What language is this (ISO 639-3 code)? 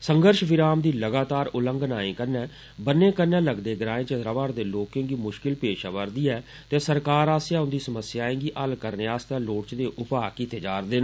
doi